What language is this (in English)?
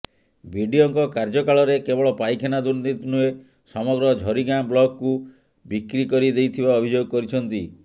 Odia